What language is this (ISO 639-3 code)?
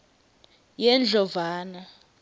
ssw